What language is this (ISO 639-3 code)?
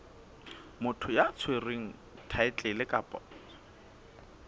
sot